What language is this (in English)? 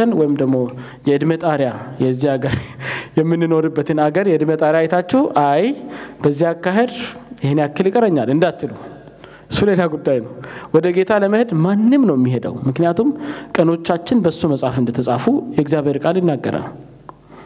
Amharic